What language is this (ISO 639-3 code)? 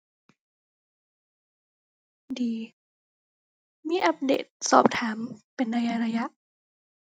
tha